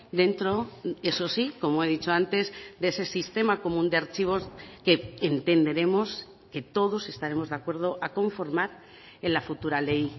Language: Spanish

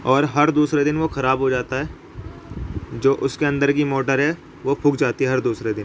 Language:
Urdu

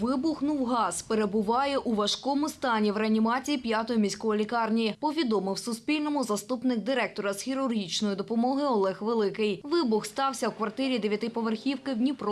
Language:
Ukrainian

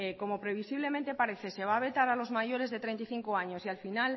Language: Spanish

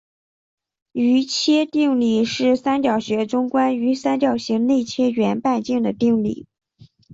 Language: Chinese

